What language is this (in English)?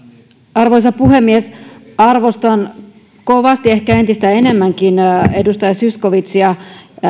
Finnish